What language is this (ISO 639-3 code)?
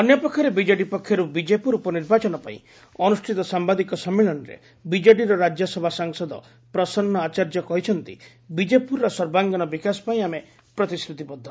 ori